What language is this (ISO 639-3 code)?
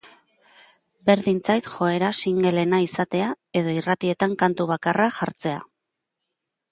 eus